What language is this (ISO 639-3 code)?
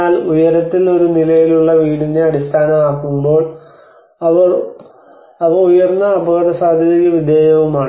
mal